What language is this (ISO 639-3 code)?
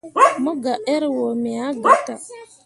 mua